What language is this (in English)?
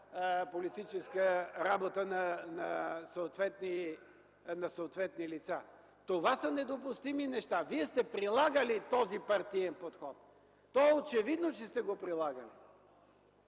Bulgarian